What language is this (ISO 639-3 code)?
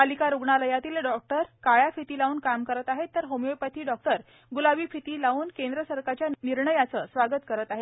mar